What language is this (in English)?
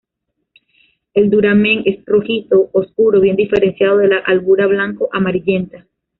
Spanish